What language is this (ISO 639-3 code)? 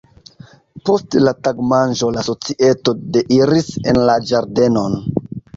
epo